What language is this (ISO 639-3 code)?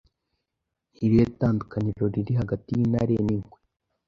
kin